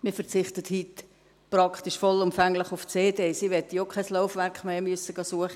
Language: Swiss German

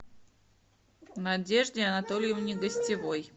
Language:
Russian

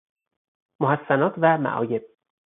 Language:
Persian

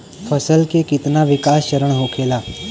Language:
Bhojpuri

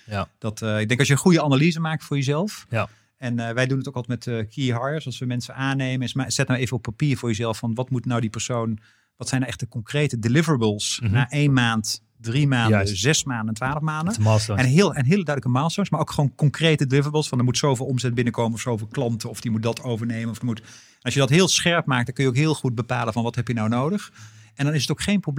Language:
Dutch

